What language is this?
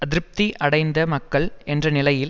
Tamil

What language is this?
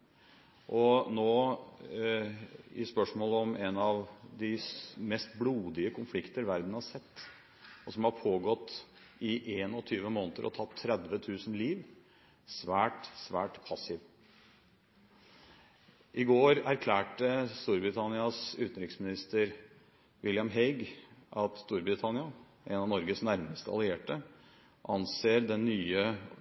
Norwegian Bokmål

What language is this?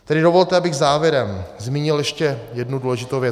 Czech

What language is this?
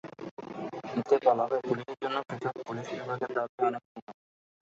Bangla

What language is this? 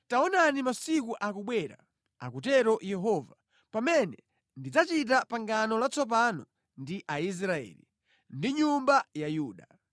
Nyanja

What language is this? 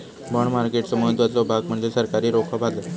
Marathi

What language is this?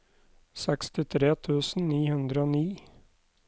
Norwegian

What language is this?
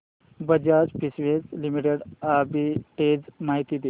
Marathi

